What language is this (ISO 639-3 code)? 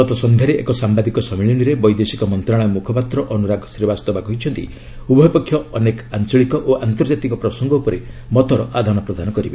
ori